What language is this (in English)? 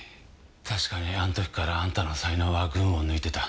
Japanese